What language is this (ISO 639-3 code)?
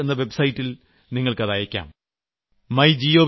mal